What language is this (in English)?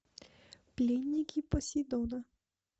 Russian